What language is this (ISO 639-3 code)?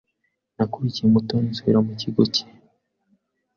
kin